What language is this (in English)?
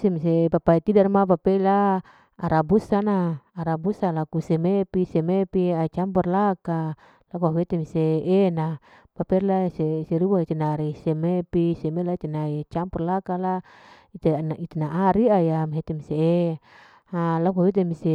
Larike-Wakasihu